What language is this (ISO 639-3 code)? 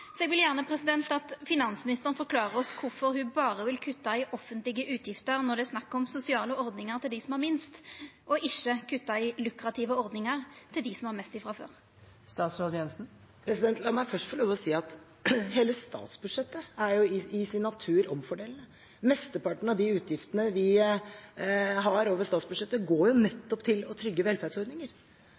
nor